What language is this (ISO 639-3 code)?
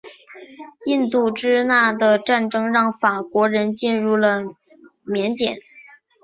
zho